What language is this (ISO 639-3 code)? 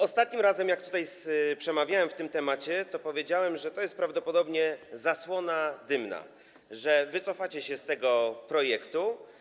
pol